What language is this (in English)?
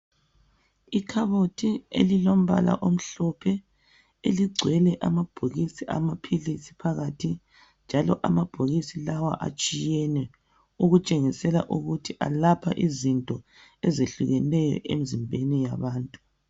North Ndebele